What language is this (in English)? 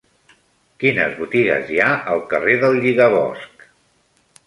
Catalan